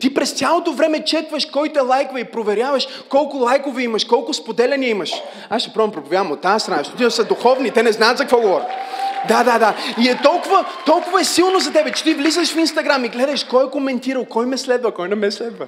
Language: Bulgarian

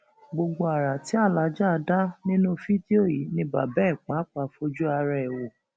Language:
Yoruba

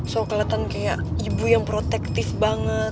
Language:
Indonesian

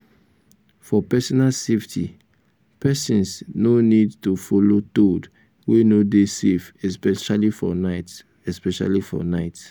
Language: Nigerian Pidgin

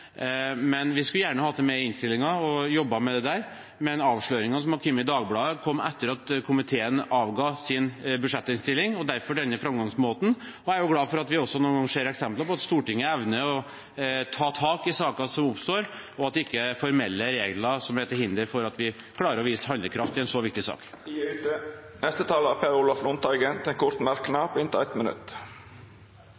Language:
Norwegian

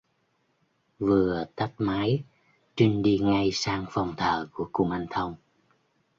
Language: Vietnamese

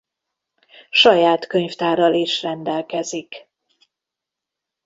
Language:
Hungarian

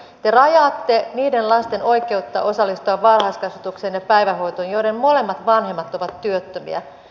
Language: Finnish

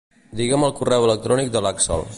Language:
Catalan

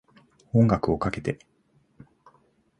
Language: Japanese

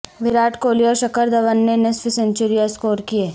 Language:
Urdu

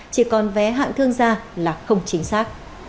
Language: Vietnamese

